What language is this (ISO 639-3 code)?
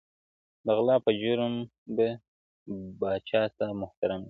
pus